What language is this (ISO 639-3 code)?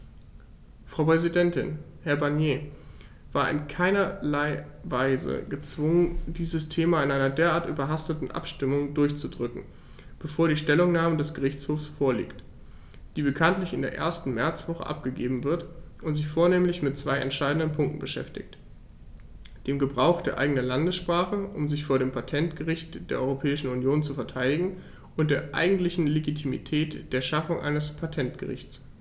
deu